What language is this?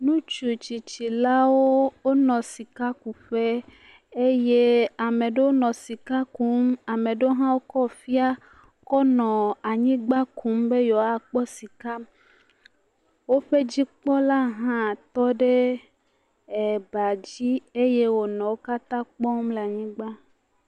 Ewe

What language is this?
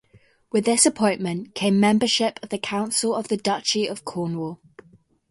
English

